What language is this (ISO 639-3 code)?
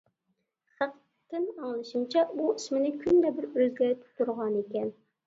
uig